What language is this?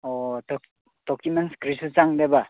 Manipuri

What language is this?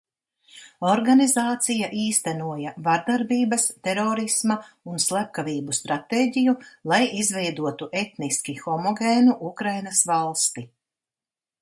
Latvian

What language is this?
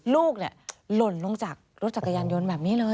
Thai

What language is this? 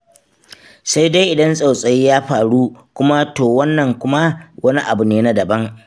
Hausa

